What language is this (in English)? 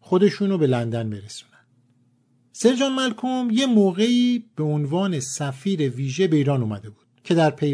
Persian